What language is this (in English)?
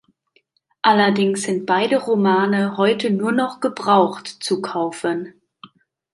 German